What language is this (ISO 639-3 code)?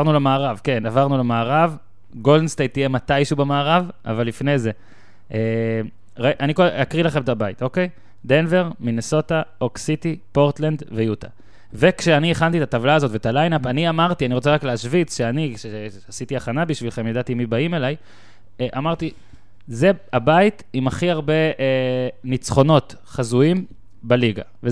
heb